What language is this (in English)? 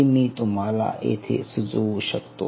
Marathi